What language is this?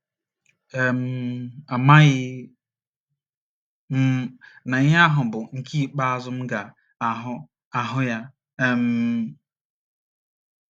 Igbo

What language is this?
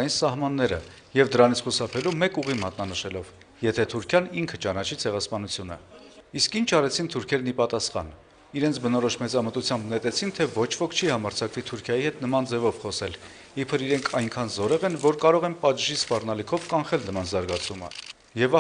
Romanian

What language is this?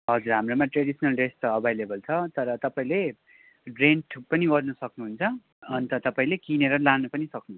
Nepali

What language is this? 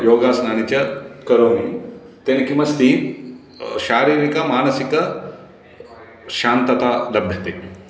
Sanskrit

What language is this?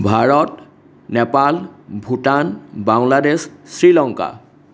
Assamese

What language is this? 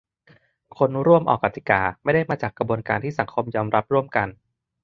Thai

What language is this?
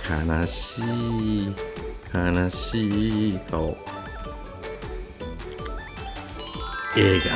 Japanese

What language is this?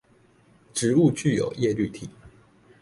Chinese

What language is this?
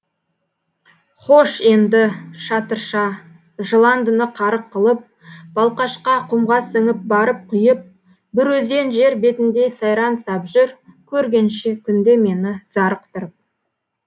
Kazakh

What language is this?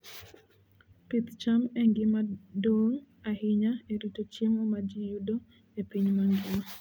Luo (Kenya and Tanzania)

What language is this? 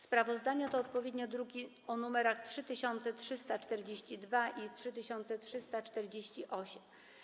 Polish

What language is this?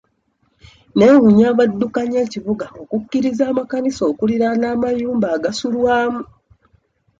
Ganda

